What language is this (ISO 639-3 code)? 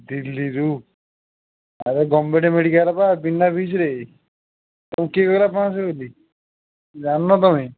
ori